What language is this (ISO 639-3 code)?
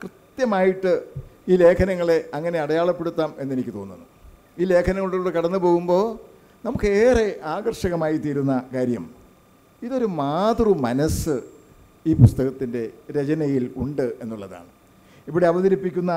mal